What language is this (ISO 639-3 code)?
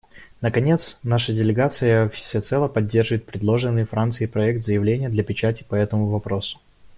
rus